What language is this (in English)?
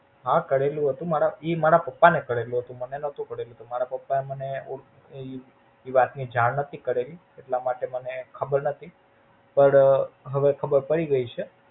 Gujarati